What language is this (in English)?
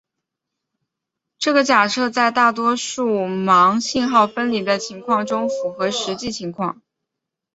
Chinese